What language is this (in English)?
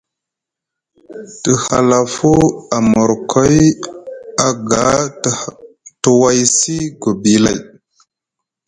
Musgu